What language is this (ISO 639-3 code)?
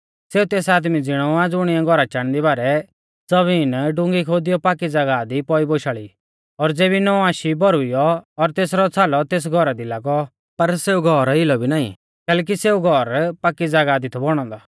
bfz